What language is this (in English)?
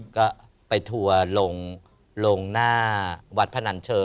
Thai